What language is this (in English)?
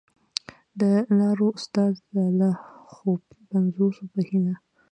Pashto